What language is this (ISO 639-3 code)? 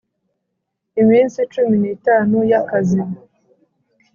kin